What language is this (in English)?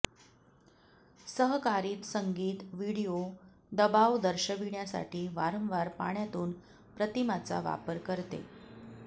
Marathi